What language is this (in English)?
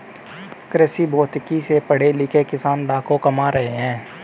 Hindi